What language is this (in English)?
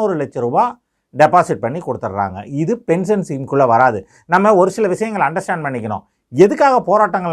Tamil